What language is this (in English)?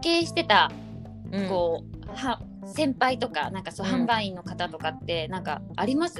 Japanese